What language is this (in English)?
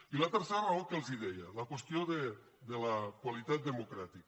Catalan